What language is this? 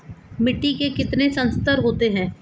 Hindi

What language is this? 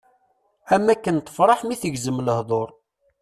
Kabyle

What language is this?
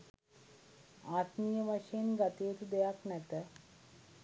Sinhala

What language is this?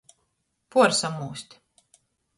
Latgalian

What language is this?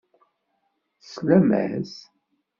Kabyle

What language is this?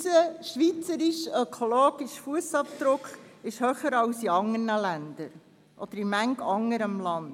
Swiss German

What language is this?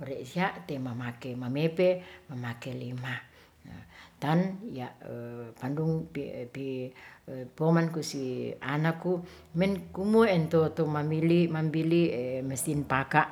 Ratahan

